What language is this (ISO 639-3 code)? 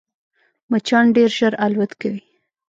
pus